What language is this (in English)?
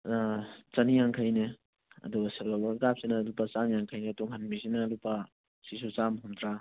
Manipuri